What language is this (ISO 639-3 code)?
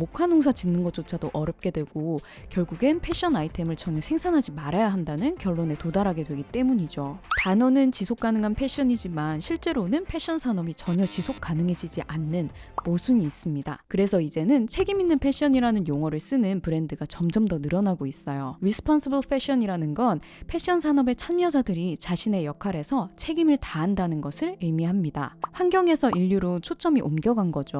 kor